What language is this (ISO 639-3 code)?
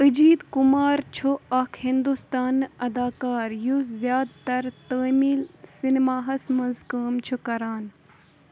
kas